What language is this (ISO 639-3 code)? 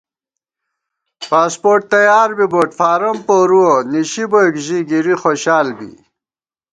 gwt